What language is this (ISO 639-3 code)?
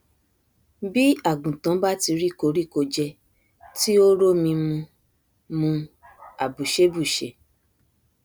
yor